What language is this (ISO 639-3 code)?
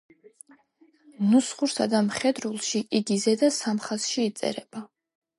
kat